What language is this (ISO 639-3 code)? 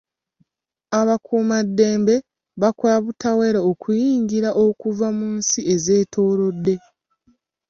lug